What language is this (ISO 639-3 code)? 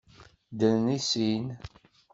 kab